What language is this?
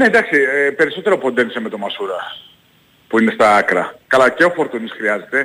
Greek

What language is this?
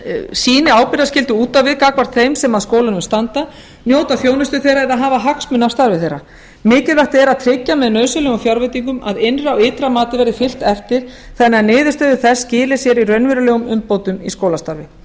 Icelandic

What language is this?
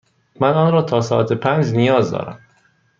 Persian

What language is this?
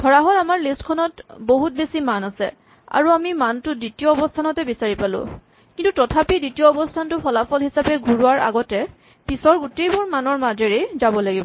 Assamese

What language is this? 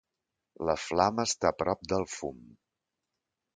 Catalan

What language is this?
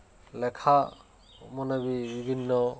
Odia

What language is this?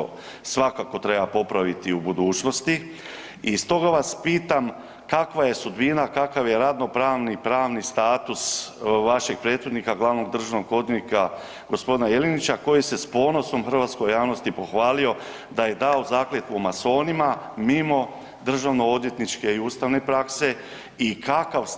Croatian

